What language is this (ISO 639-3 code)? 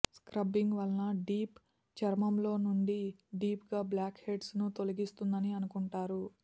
tel